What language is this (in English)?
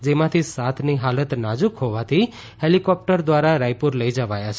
Gujarati